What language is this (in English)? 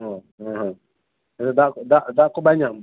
Santali